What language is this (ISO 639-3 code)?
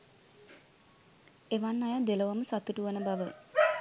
sin